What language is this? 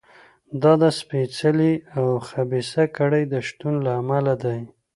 Pashto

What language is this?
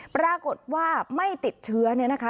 Thai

